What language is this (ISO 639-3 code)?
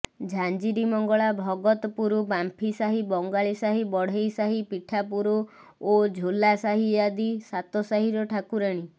ori